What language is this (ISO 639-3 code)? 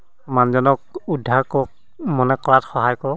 asm